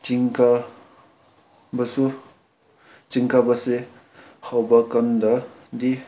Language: Manipuri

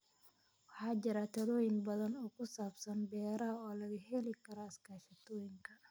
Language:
Somali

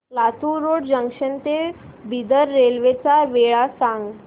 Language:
Marathi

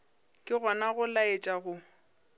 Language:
Northern Sotho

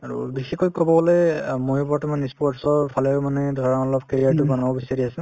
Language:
Assamese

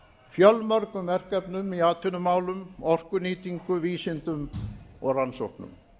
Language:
Icelandic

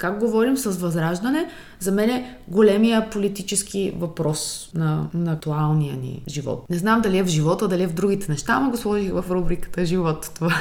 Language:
Bulgarian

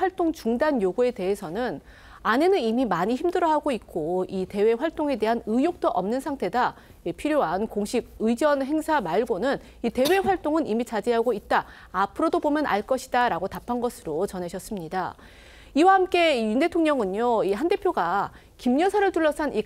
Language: Korean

